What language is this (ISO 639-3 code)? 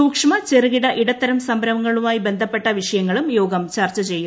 mal